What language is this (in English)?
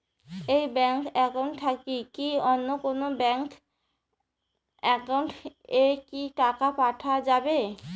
Bangla